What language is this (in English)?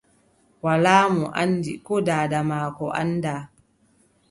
Adamawa Fulfulde